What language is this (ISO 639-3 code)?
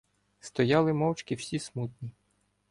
ukr